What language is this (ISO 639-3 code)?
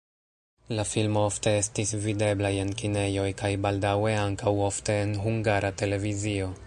epo